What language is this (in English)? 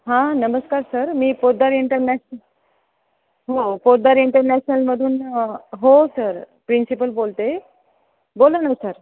Marathi